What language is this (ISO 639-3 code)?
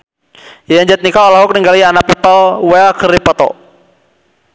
sun